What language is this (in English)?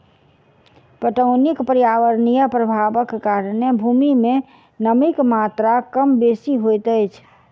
Maithili